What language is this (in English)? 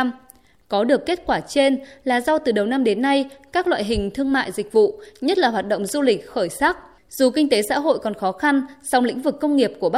Vietnamese